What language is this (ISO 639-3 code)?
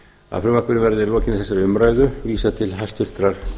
isl